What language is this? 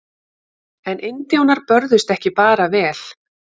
Icelandic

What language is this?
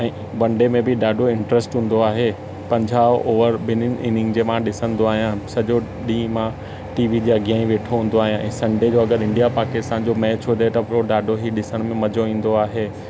Sindhi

